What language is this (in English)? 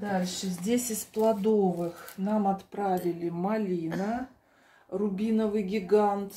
Russian